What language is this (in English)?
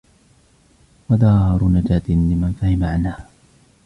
Arabic